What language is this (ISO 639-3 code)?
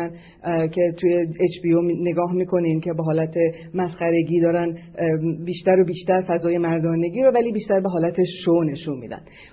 fas